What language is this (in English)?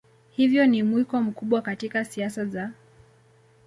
Swahili